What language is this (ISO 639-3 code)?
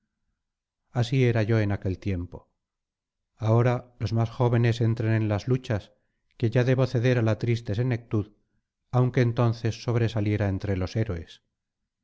spa